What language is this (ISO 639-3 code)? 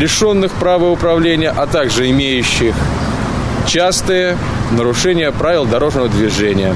rus